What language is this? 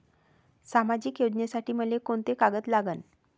Marathi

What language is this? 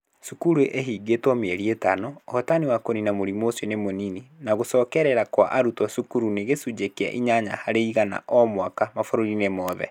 Kikuyu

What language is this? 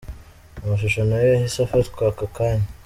Kinyarwanda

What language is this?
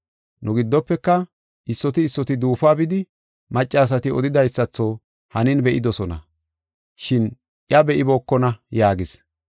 Gofa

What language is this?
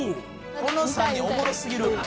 Japanese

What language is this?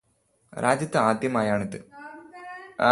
Malayalam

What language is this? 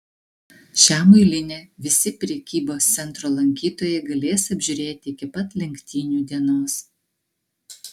Lithuanian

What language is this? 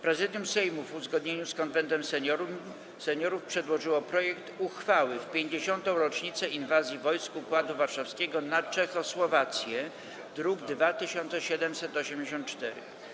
Polish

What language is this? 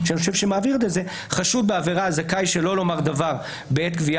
Hebrew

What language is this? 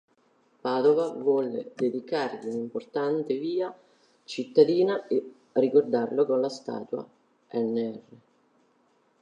Italian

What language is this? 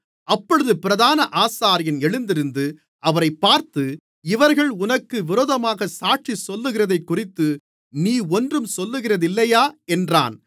Tamil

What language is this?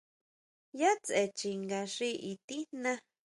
Huautla Mazatec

